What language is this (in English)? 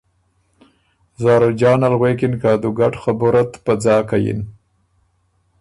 Ormuri